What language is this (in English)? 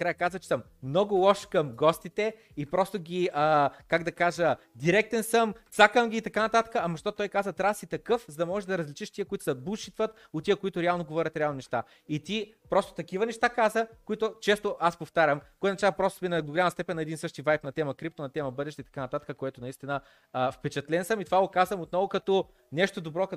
Bulgarian